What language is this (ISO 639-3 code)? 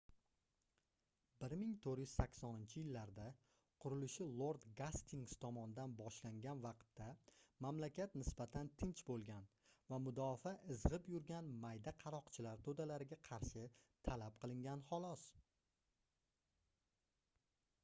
uzb